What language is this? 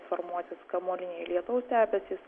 Lithuanian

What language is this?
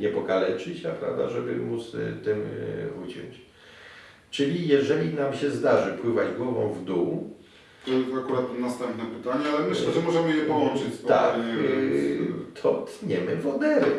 Polish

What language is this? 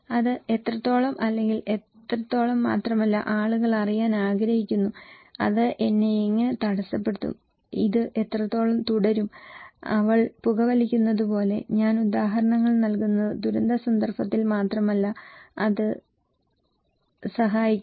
Malayalam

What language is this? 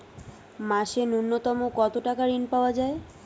Bangla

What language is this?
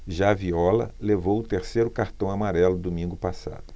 Portuguese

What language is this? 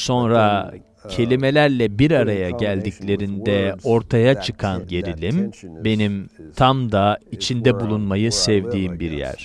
Turkish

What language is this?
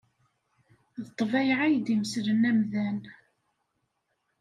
Kabyle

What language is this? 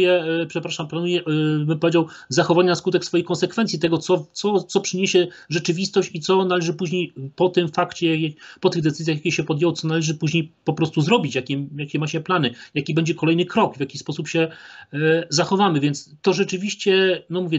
Polish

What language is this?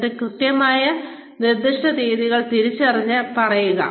Malayalam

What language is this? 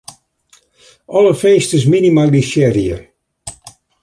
Western Frisian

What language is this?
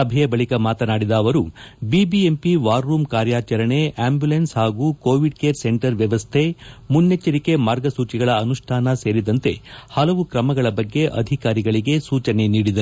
Kannada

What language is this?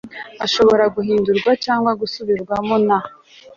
Kinyarwanda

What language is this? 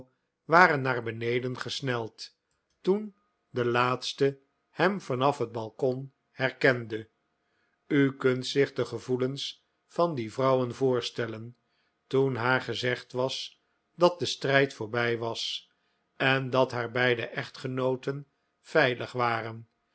Dutch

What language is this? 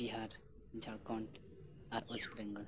Santali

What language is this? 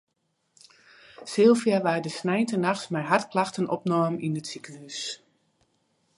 Western Frisian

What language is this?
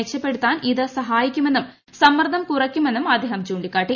Malayalam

